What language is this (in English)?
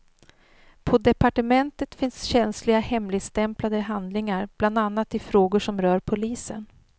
Swedish